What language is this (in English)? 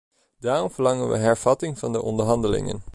Dutch